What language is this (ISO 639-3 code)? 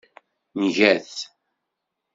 kab